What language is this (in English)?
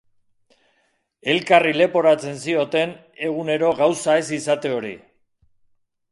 Basque